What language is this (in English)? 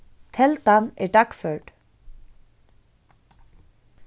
Faroese